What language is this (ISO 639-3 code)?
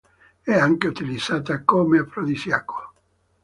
ita